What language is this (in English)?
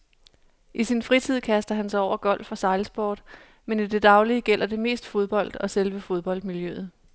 Danish